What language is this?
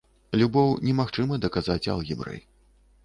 Belarusian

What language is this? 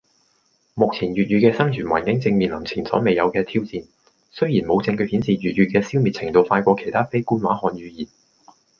Cantonese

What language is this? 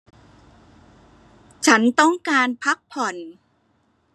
Thai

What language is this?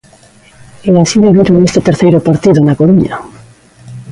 Galician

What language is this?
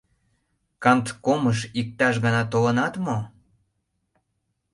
Mari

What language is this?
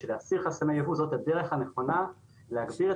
Hebrew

